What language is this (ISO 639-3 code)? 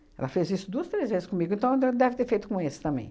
por